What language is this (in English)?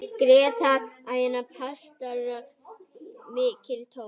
Icelandic